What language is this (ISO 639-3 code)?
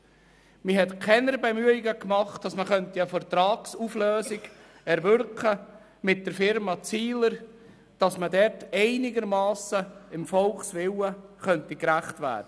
gsw